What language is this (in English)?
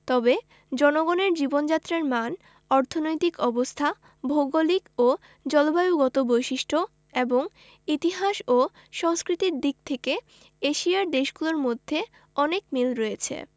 Bangla